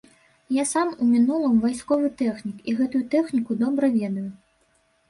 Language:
Belarusian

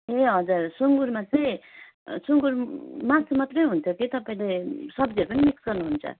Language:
Nepali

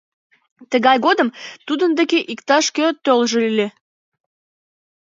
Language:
Mari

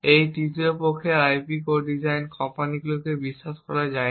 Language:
Bangla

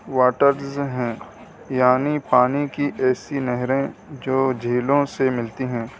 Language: Urdu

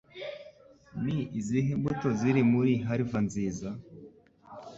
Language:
Kinyarwanda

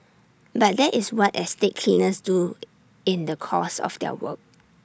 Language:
English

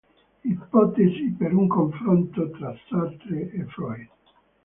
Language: Italian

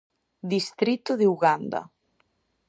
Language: Galician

